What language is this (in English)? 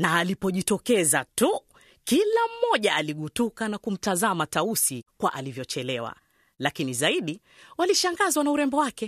Swahili